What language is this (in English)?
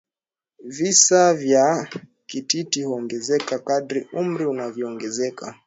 Swahili